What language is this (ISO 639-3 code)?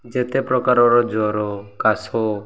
ori